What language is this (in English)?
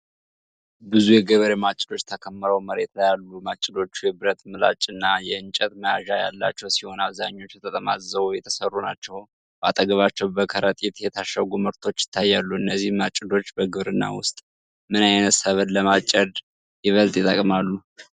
Amharic